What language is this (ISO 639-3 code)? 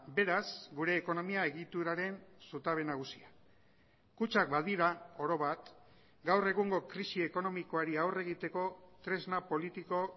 eus